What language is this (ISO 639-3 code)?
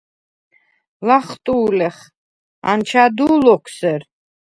sva